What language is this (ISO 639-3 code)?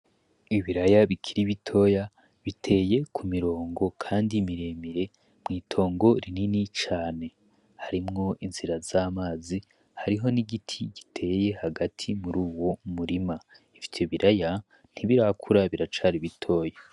run